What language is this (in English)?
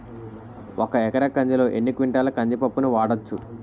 Telugu